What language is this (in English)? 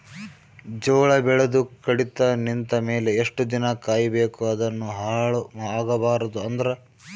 Kannada